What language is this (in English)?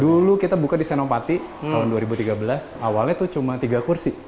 Indonesian